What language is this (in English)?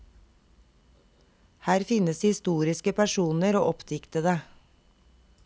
Norwegian